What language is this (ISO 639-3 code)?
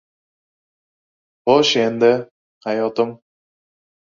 uzb